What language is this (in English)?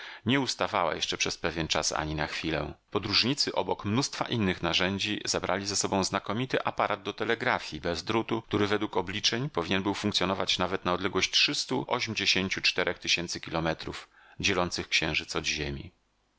Polish